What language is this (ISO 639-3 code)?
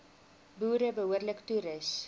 afr